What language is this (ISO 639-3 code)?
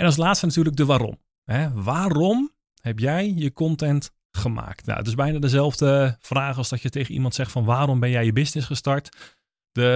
nld